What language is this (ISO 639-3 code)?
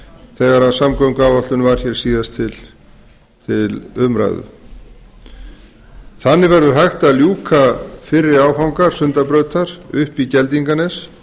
isl